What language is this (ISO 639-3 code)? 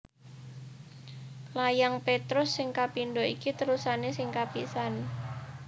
jav